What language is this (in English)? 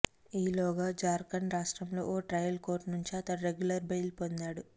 Telugu